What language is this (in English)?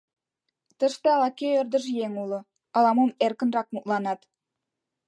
Mari